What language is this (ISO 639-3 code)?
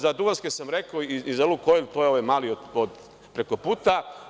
srp